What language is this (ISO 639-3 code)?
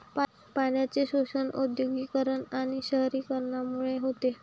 mar